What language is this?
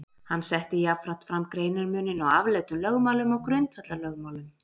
Icelandic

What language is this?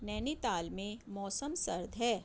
Urdu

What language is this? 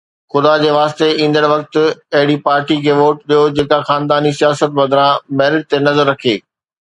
Sindhi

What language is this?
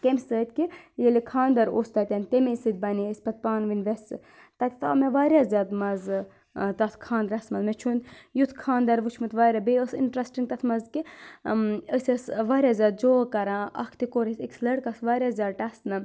Kashmiri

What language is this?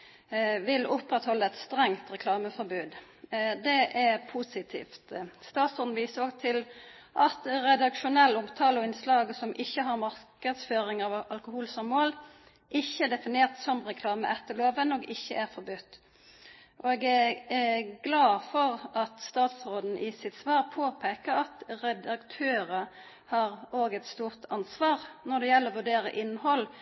Norwegian Nynorsk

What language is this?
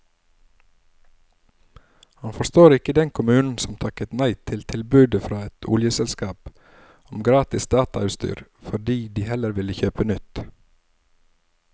Norwegian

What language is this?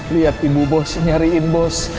Indonesian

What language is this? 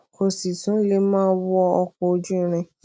Yoruba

